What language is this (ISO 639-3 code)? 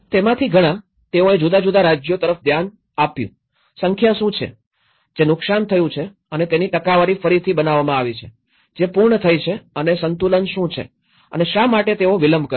guj